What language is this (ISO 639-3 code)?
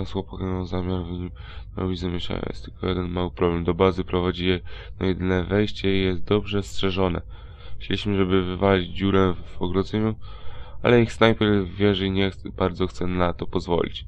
pol